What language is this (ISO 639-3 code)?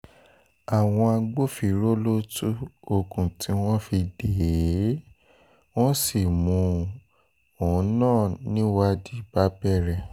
yor